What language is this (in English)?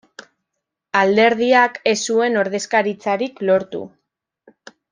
Basque